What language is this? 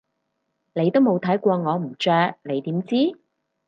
Cantonese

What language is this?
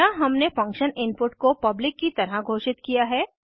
Hindi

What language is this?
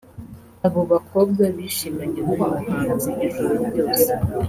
Kinyarwanda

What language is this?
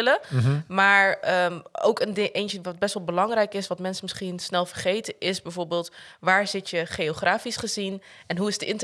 Dutch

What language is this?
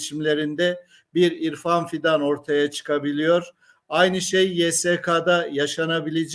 Turkish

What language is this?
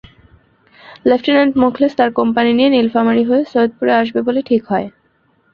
Bangla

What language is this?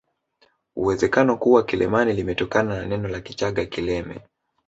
Swahili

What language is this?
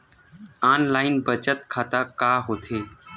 Chhattisgarhi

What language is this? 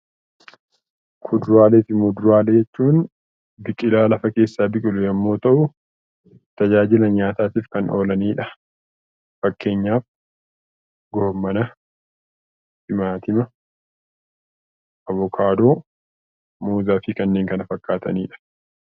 Oromo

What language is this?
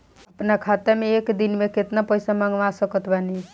Bhojpuri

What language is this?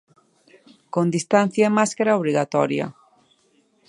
Galician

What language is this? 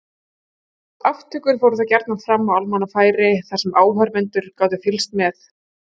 Icelandic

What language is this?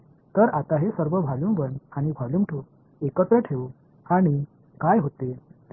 Marathi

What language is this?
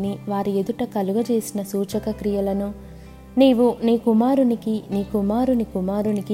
Telugu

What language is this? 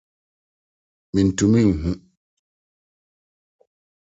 Akan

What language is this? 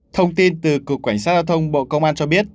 Vietnamese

